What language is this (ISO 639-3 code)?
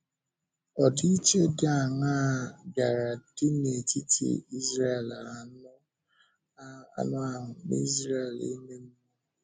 ibo